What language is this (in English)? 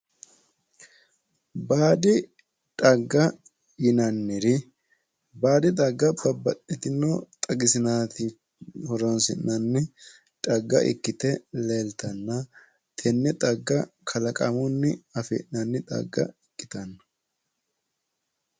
Sidamo